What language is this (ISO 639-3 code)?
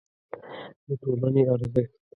pus